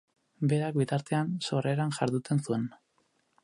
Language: Basque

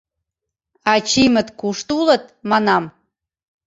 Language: Mari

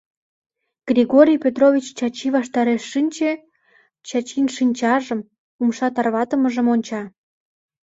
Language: Mari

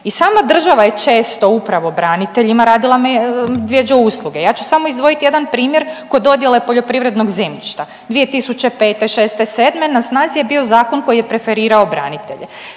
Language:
Croatian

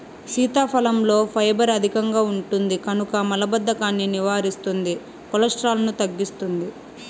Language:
Telugu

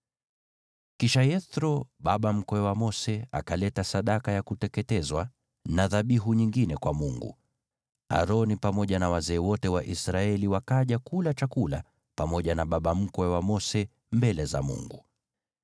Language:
Swahili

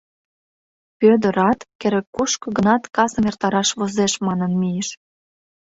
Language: Mari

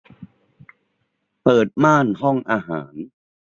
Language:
Thai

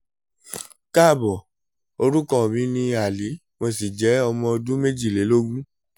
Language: Yoruba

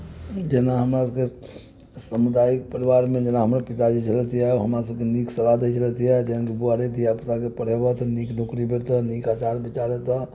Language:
Maithili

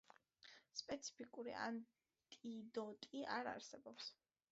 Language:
Georgian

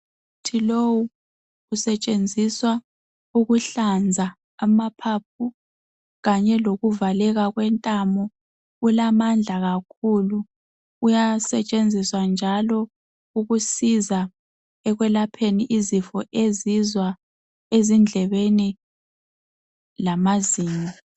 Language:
North Ndebele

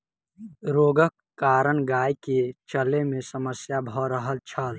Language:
Maithili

